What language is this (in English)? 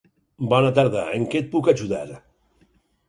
Catalan